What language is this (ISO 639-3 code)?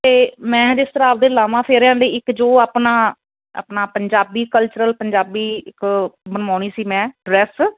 pan